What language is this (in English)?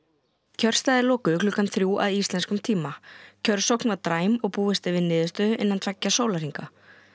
Icelandic